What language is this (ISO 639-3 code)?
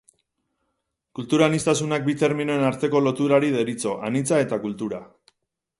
eus